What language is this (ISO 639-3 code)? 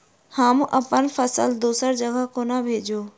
mai